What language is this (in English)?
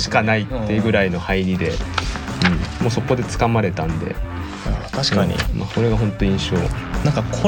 Japanese